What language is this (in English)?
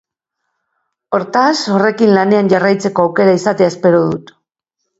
Basque